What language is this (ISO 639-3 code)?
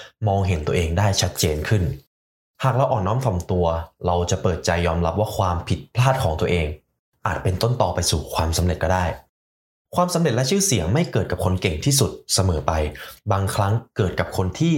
tha